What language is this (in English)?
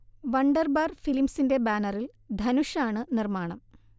Malayalam